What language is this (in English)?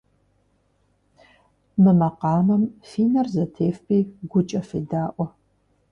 Kabardian